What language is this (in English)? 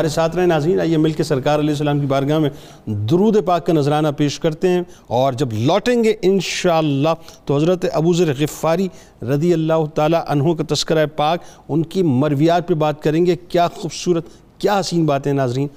Urdu